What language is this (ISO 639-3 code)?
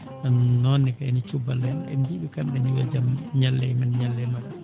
ful